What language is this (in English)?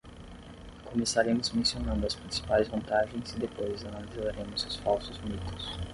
Portuguese